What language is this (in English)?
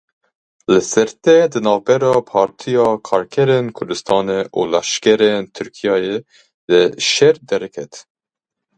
Kurdish